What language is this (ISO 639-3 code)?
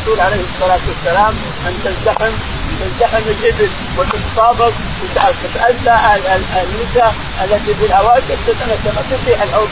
ara